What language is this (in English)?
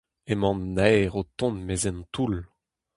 Breton